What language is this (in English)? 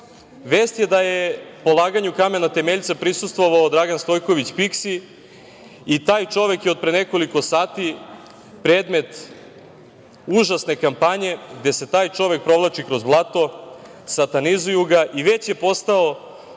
Serbian